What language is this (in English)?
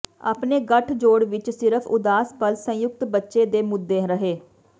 Punjabi